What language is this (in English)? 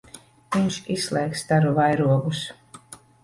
Latvian